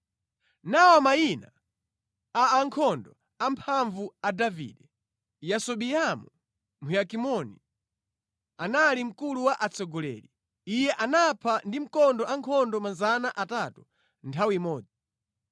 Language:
Nyanja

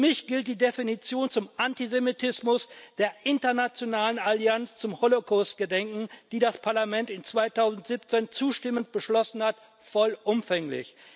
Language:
German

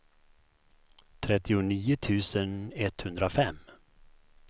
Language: Swedish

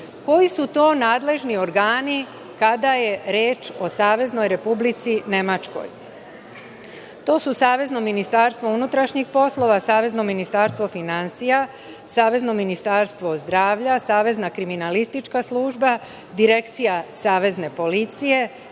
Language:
Serbian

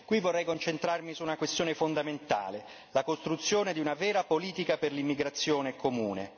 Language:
Italian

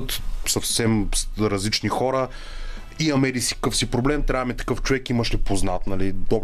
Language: Bulgarian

